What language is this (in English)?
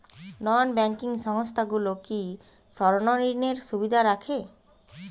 Bangla